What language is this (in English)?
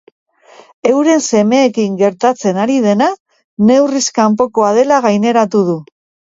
Basque